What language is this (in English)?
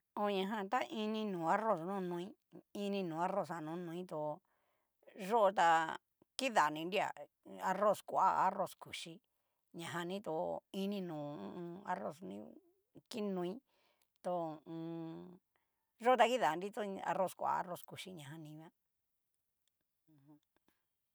Cacaloxtepec Mixtec